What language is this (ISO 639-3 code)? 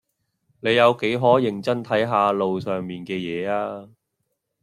yue